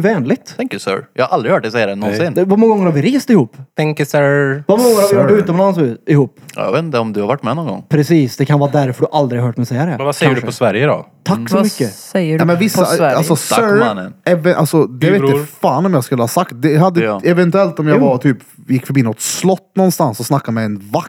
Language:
Swedish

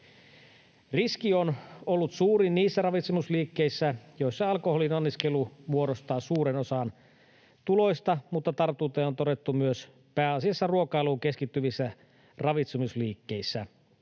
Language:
Finnish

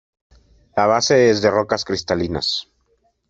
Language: Spanish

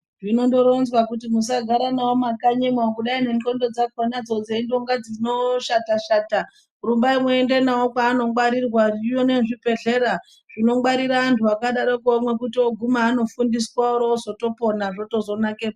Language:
Ndau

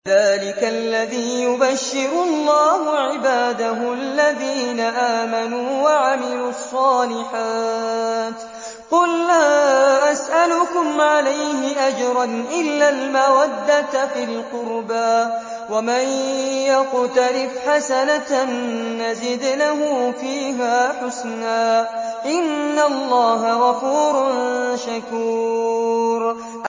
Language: Arabic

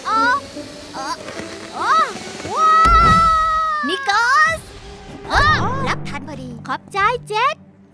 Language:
Thai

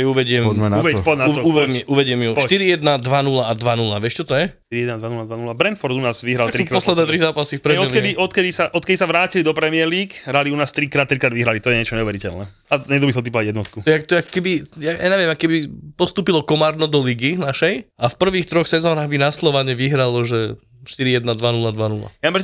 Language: Slovak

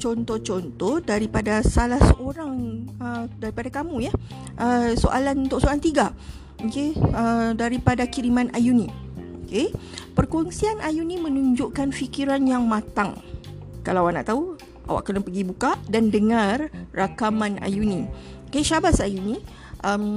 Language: Malay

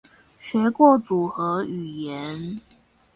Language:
Chinese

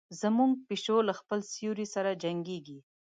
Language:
Pashto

